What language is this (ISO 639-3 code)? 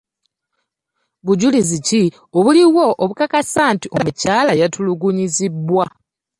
lug